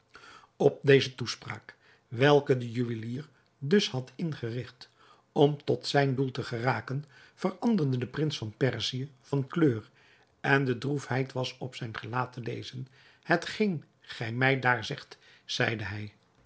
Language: Dutch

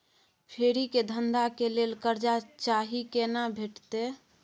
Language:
Maithili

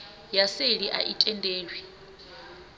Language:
Venda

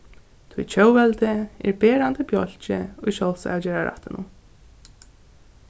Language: Faroese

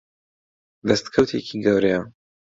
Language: Central Kurdish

